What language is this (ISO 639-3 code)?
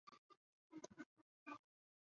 zho